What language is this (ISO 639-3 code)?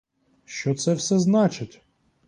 ukr